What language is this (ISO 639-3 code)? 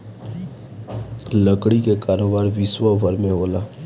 bho